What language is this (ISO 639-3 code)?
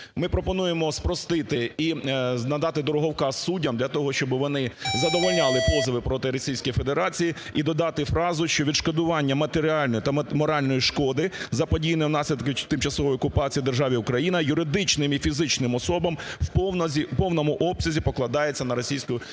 ukr